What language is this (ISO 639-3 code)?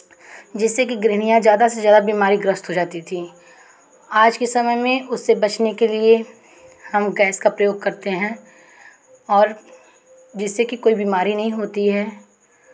hin